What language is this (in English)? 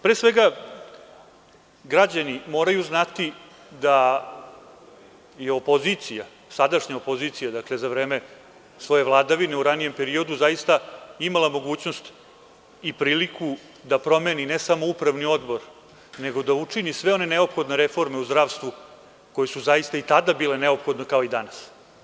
Serbian